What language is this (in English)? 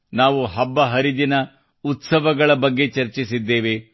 Kannada